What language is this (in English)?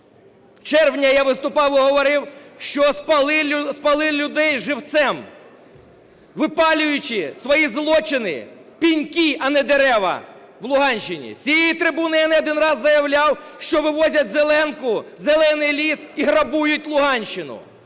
Ukrainian